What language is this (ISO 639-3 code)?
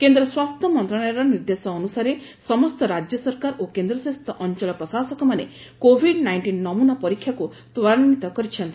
ori